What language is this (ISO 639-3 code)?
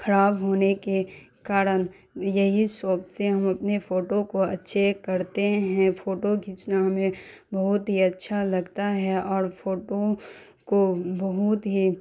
urd